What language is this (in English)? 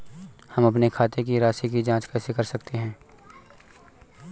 Hindi